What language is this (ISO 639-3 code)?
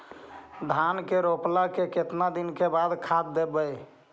mag